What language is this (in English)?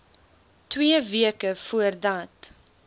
Afrikaans